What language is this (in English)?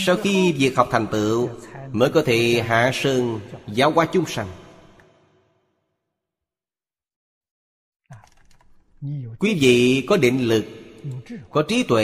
Vietnamese